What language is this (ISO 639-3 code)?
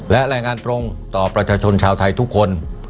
tha